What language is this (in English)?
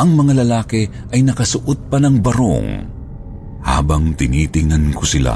Filipino